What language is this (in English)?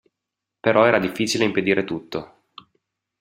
Italian